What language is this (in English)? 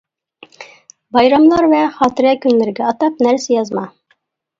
Uyghur